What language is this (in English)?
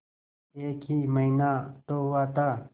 Hindi